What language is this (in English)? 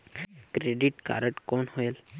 Chhattisgarhi